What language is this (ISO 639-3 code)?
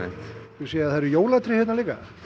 isl